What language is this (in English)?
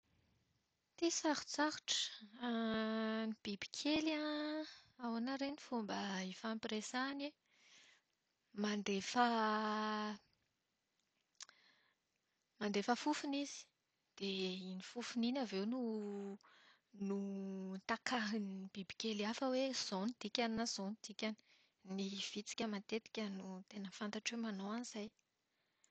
Malagasy